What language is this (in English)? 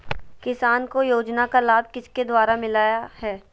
Magahi